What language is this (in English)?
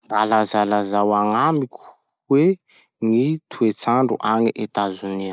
Masikoro Malagasy